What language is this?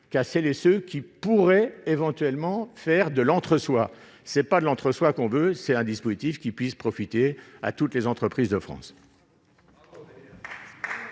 French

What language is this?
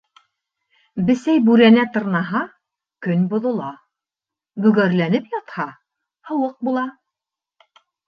Bashkir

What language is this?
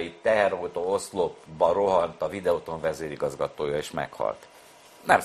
Hungarian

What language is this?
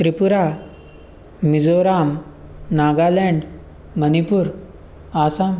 Sanskrit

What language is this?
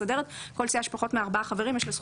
Hebrew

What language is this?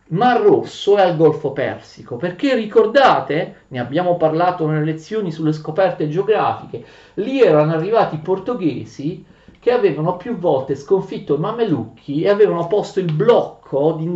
Italian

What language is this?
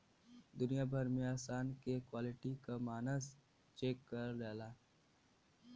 Bhojpuri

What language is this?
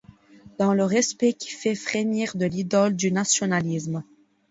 French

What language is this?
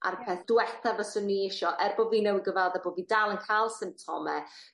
Welsh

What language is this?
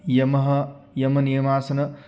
Sanskrit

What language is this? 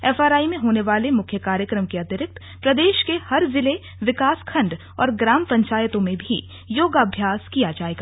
Hindi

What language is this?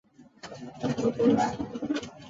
Chinese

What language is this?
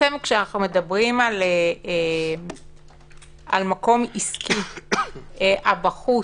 Hebrew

